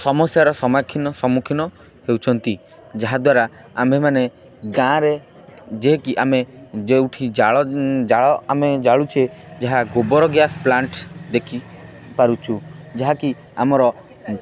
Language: Odia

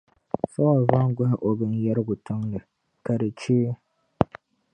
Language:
Dagbani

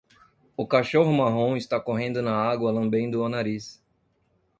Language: Portuguese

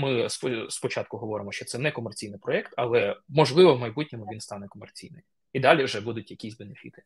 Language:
Ukrainian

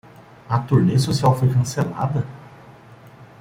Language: Portuguese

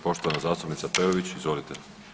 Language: Croatian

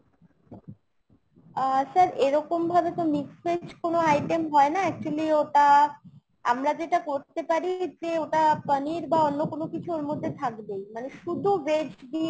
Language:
Bangla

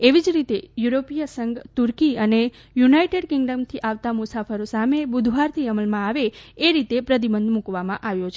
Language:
Gujarati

